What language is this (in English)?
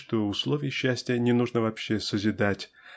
Russian